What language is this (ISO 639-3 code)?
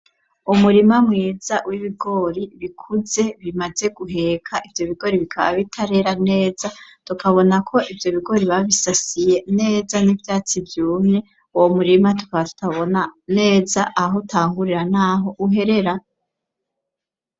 run